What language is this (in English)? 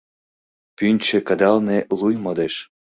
Mari